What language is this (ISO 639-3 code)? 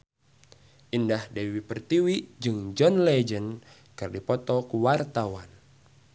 sun